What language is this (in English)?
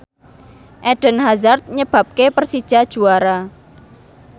Javanese